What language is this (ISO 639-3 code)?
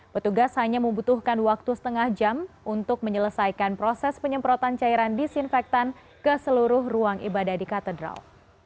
ind